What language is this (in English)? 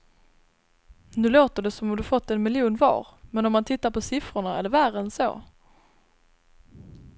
Swedish